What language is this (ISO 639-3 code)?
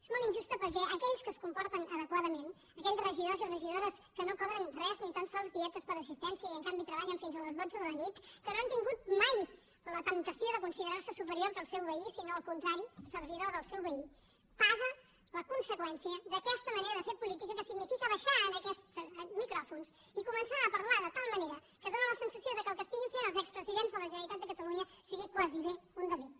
cat